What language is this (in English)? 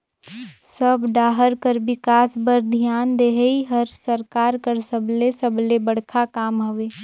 Chhattisgarhi